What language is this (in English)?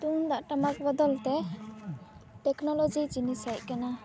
Santali